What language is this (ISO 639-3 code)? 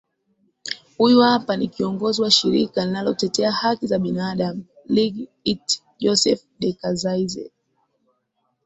swa